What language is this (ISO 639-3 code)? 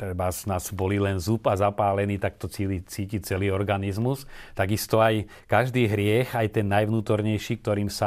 slk